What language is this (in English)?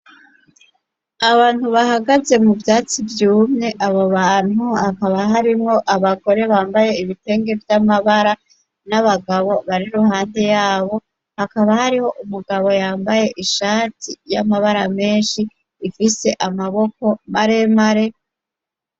Rundi